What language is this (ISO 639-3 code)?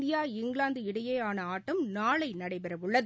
tam